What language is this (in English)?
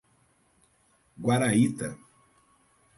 Portuguese